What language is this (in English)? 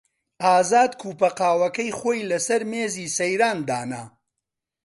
Central Kurdish